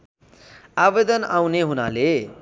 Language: Nepali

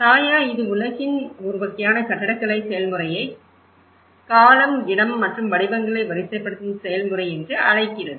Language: Tamil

